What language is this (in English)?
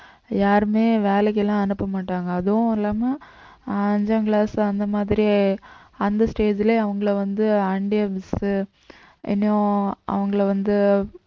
Tamil